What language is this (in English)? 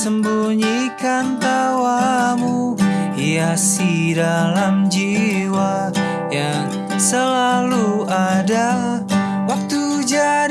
Indonesian